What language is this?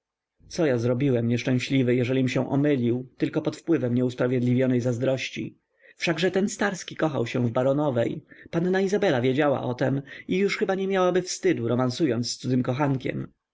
Polish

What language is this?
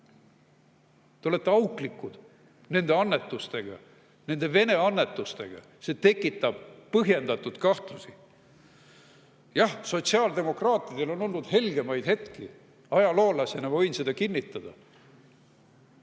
Estonian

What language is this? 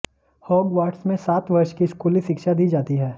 Hindi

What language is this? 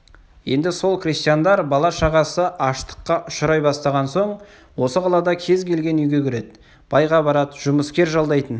Kazakh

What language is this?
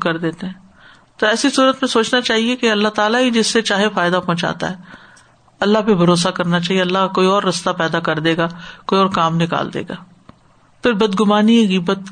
Urdu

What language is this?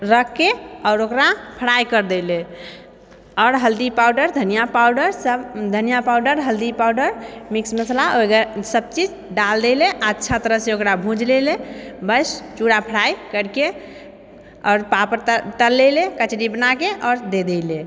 Maithili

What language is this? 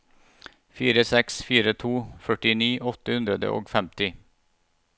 Norwegian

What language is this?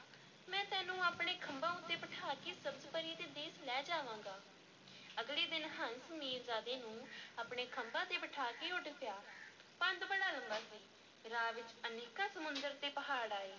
Punjabi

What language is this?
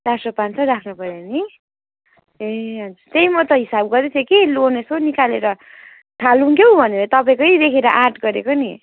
Nepali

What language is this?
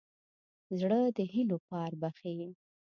Pashto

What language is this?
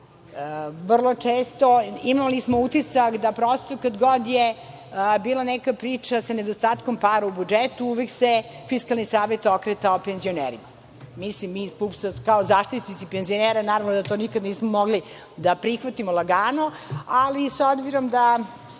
Serbian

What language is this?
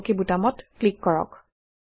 Assamese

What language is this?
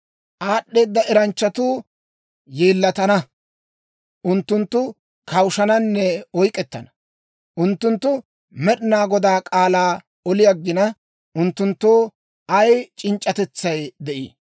Dawro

